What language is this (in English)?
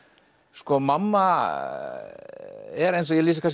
Icelandic